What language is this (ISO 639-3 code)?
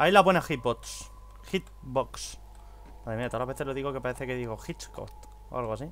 spa